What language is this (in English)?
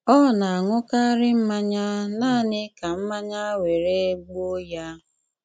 Igbo